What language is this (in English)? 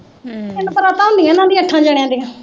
Punjabi